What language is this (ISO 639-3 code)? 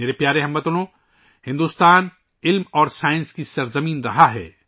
urd